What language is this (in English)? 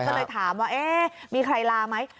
Thai